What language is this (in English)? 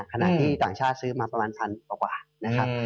Thai